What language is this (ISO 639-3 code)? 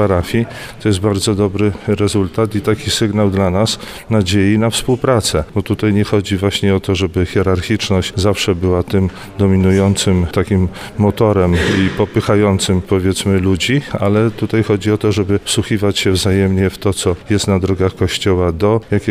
pol